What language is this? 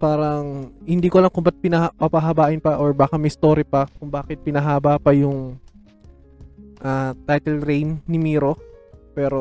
Filipino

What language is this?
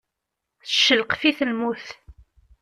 Kabyle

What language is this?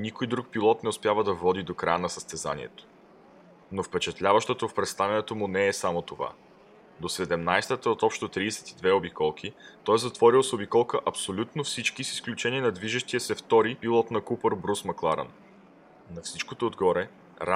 Bulgarian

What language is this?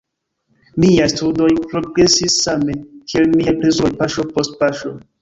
Esperanto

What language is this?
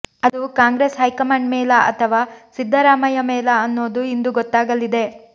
Kannada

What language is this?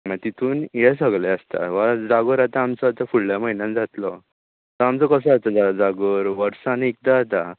Konkani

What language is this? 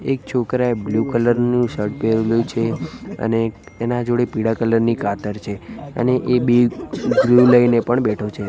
Gujarati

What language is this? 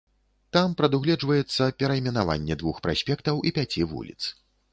Belarusian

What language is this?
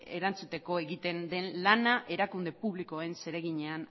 Basque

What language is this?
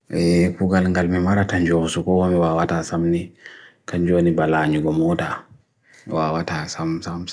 Bagirmi Fulfulde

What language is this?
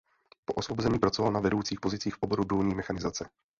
Czech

